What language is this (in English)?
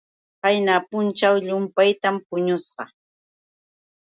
Yauyos Quechua